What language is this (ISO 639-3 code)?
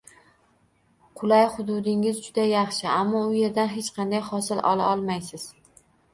uzb